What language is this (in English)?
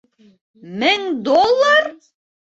Bashkir